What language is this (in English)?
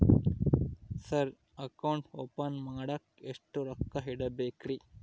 Kannada